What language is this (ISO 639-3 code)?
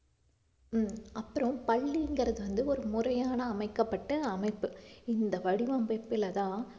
tam